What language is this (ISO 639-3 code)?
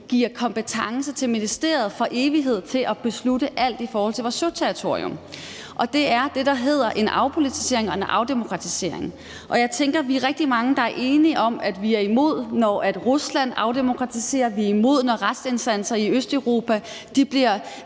dan